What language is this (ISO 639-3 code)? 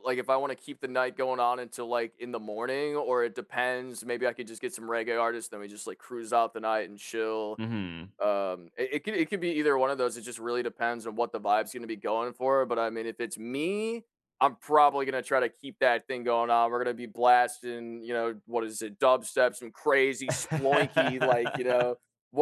eng